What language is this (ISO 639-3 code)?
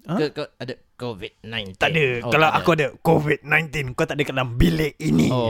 msa